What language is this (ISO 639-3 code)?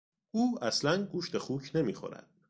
fas